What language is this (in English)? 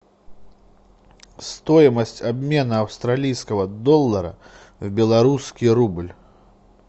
Russian